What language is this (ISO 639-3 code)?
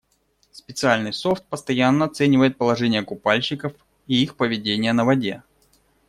rus